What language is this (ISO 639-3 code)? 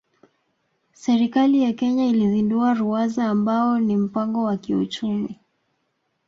swa